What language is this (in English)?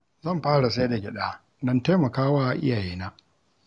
Hausa